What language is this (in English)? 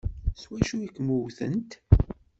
Kabyle